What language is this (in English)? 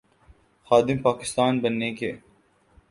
Urdu